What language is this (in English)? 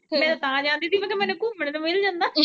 Punjabi